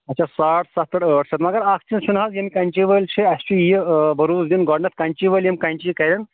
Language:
Kashmiri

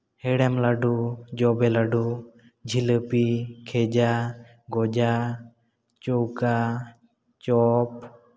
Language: Santali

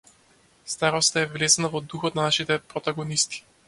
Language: Macedonian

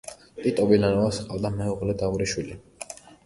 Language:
Georgian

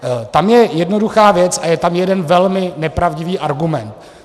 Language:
Czech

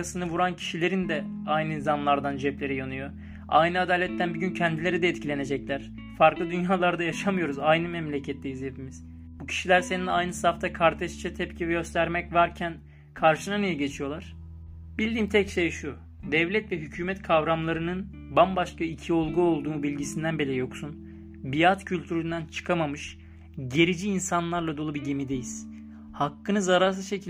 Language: Turkish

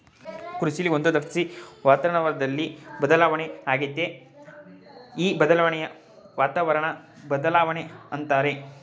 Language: Kannada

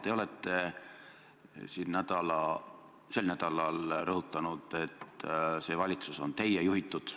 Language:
Estonian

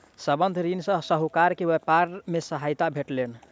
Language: Maithili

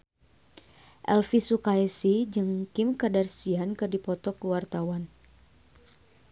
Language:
Sundanese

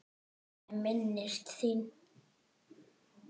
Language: Icelandic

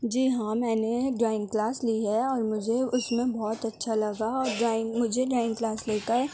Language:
Urdu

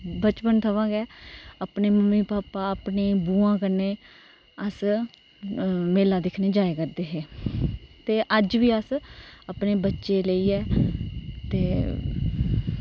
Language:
Dogri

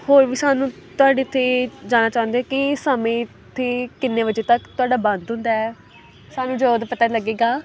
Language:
Punjabi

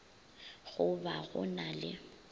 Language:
Northern Sotho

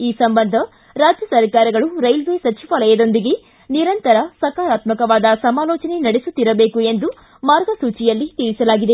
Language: Kannada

